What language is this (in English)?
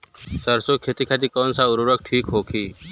Bhojpuri